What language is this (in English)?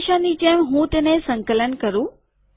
Gujarati